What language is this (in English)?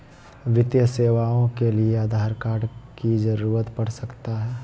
Magahi